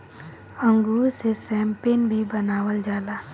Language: Bhojpuri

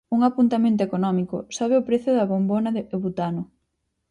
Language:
Galician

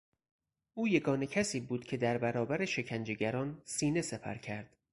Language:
Persian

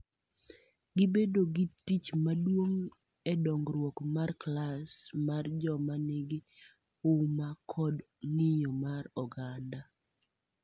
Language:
Luo (Kenya and Tanzania)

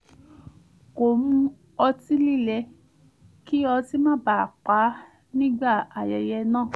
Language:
Yoruba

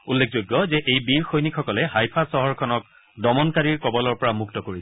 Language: Assamese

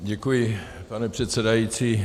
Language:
Czech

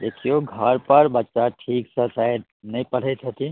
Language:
Maithili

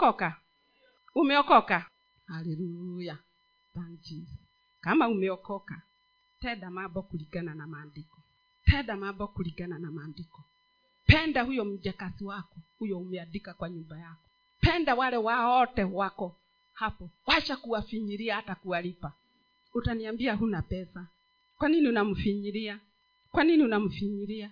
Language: Swahili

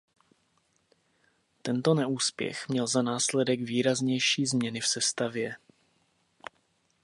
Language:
Czech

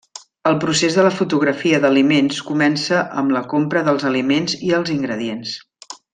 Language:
Catalan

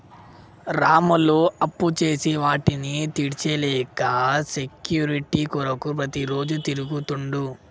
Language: Telugu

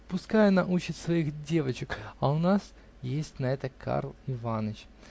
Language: Russian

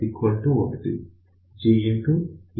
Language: Telugu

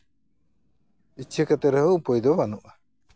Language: Santali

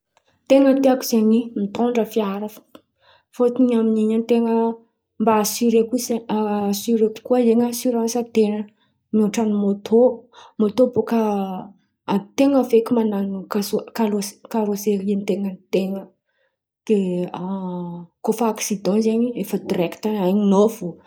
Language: Antankarana Malagasy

